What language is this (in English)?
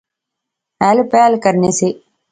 Pahari-Potwari